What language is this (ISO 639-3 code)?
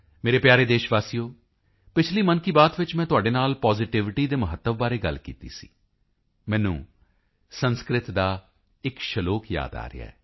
pan